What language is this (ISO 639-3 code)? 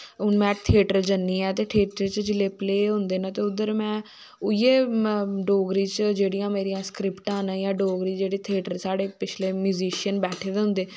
doi